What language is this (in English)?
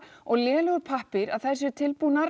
Icelandic